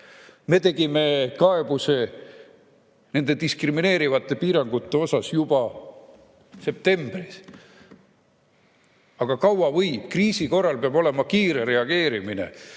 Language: Estonian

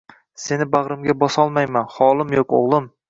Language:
Uzbek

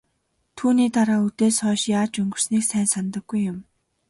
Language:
Mongolian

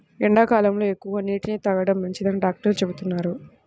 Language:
Telugu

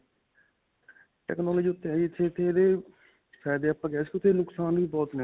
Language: Punjabi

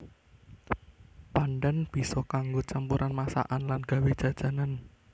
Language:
Javanese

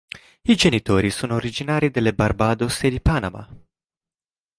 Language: Italian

